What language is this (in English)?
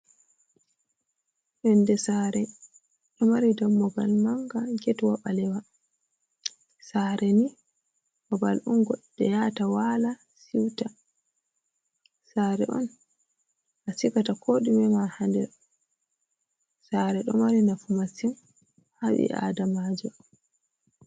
Fula